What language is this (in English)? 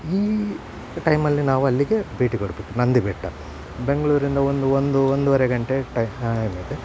Kannada